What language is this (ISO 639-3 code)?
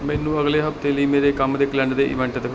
pan